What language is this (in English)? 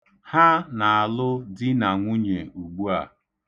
Igbo